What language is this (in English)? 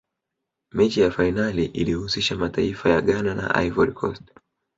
Swahili